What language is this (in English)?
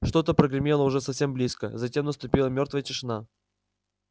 Russian